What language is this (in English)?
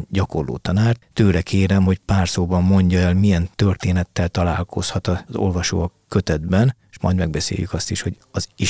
Hungarian